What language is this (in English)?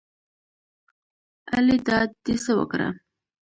Pashto